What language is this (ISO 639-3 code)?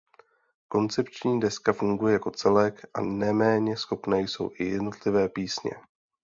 ces